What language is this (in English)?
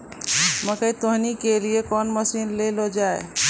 Maithili